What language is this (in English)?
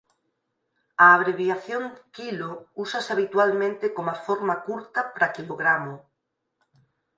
Galician